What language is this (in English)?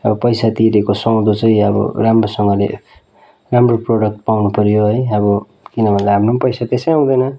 Nepali